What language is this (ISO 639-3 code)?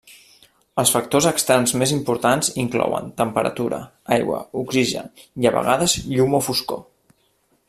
cat